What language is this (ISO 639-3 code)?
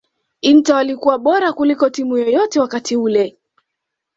swa